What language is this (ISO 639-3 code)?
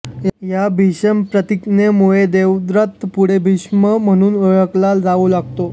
mar